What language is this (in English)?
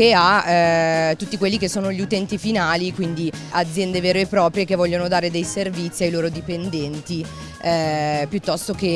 Italian